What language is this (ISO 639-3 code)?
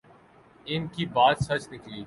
urd